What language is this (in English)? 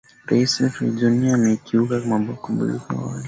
Swahili